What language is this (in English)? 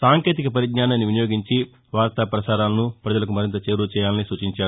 Telugu